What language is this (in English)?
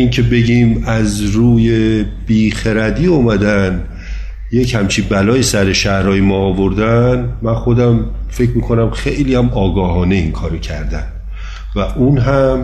Persian